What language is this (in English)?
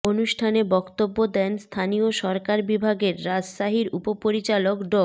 Bangla